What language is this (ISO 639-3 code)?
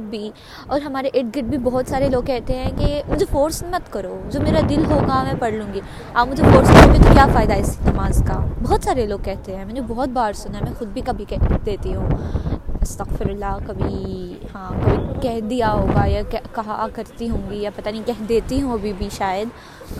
urd